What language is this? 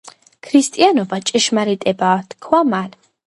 Georgian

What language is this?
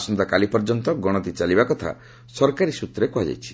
Odia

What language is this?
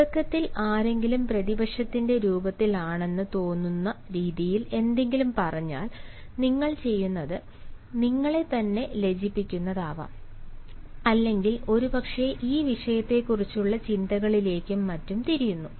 Malayalam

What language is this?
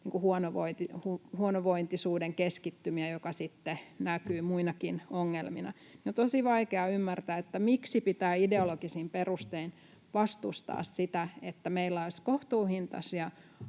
Finnish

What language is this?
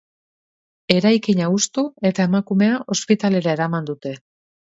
Basque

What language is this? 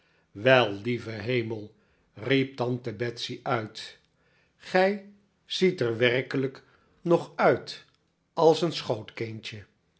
Dutch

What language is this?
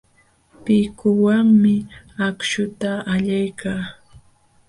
Jauja Wanca Quechua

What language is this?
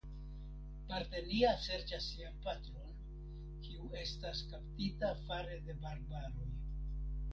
Esperanto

